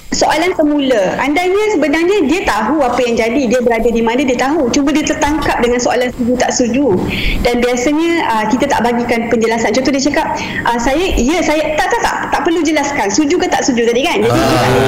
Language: Malay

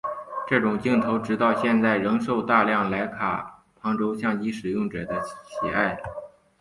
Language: Chinese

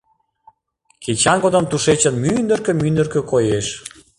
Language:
Mari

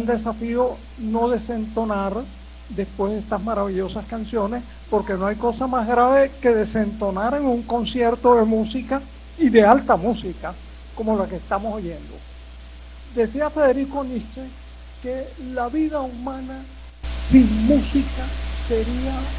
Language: Spanish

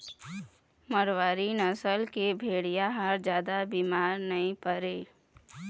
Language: Chhattisgarhi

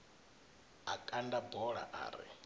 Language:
Venda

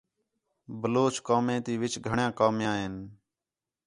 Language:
Khetrani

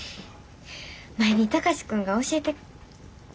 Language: Japanese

